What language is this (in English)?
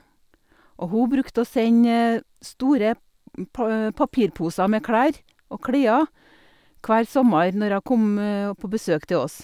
Norwegian